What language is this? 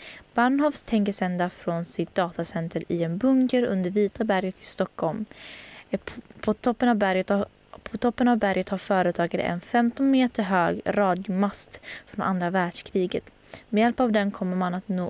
Swedish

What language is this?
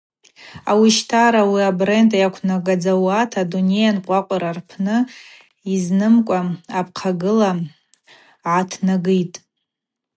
Abaza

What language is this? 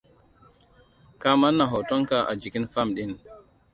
Hausa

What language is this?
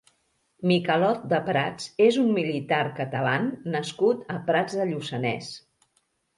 Catalan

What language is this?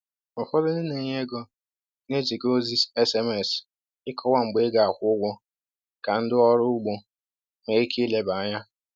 Igbo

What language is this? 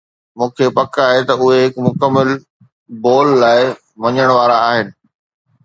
Sindhi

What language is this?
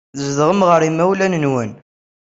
Kabyle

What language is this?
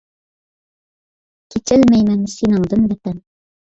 Uyghur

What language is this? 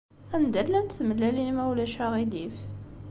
Kabyle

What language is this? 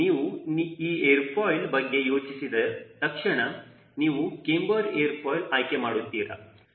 Kannada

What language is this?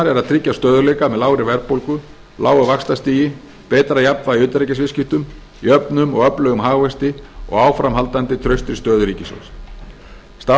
Icelandic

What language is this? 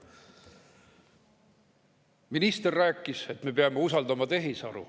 Estonian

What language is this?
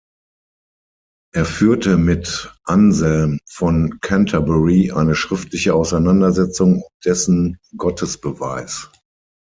German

